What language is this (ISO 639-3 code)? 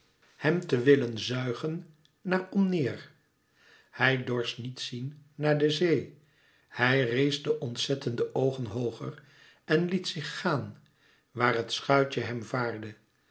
nld